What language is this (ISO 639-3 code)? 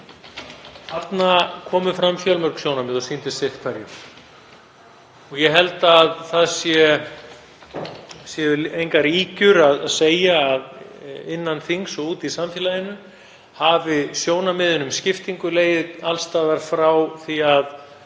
isl